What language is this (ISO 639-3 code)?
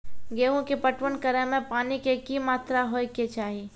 mai